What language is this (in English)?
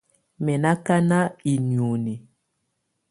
Tunen